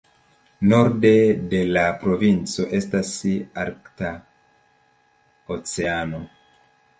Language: Esperanto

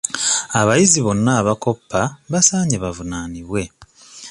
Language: Ganda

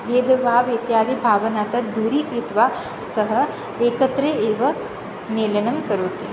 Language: Sanskrit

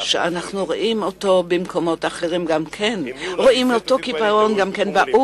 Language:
Hebrew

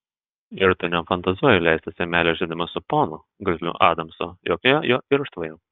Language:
Lithuanian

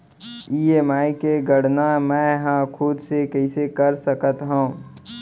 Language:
Chhattisgarhi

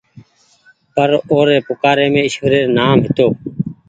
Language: Goaria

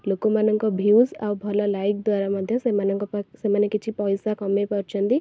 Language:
Odia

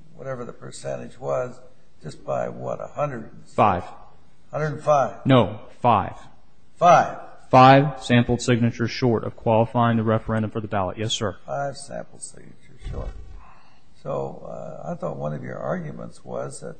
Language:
English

